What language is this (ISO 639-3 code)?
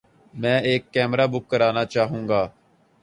urd